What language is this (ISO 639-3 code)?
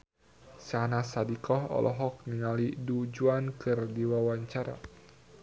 sun